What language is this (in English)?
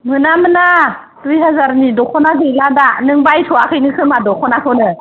Bodo